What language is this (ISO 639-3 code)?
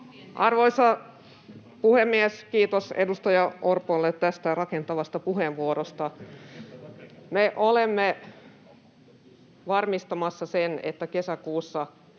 fin